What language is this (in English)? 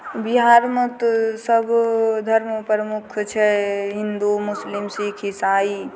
Maithili